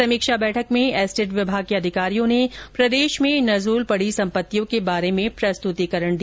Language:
Hindi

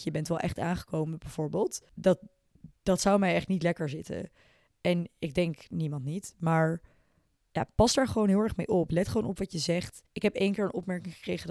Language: Dutch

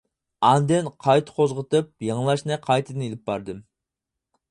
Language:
Uyghur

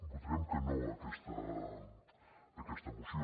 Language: Catalan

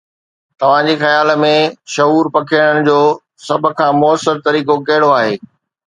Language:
Sindhi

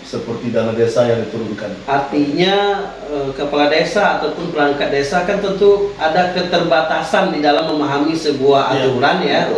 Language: Indonesian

